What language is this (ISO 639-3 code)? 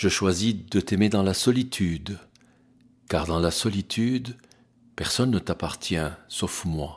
fra